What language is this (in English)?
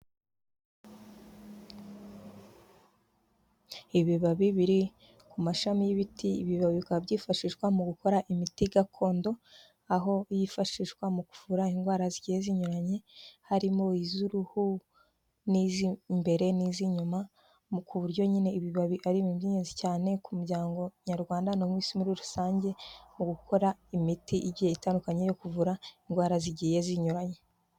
Kinyarwanda